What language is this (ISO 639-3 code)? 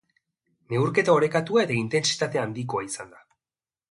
eus